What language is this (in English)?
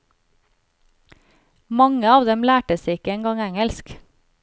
Norwegian